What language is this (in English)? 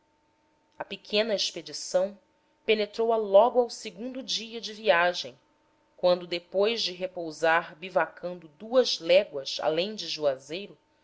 Portuguese